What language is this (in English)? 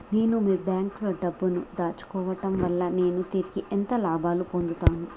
Telugu